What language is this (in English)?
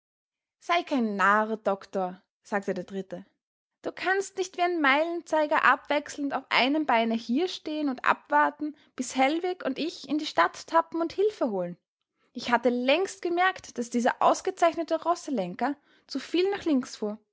German